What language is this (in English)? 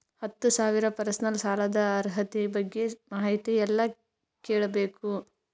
Kannada